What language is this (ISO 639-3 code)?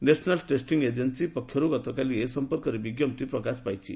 ori